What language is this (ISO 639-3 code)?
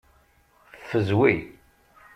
kab